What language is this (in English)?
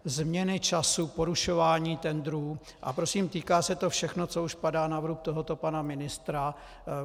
Czech